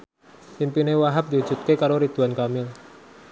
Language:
Javanese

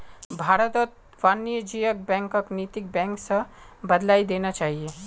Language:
Magahi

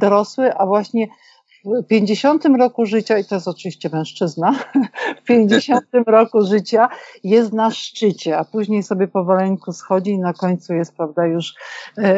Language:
Polish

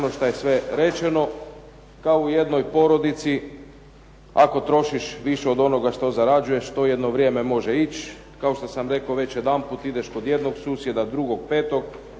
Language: Croatian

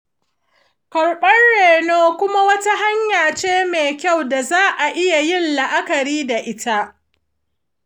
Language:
Hausa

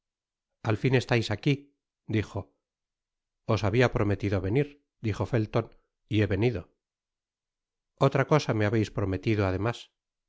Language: Spanish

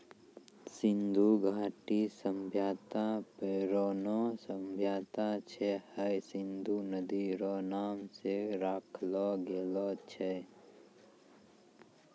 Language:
Maithili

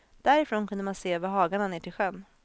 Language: Swedish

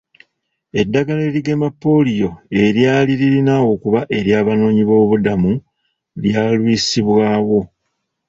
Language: Ganda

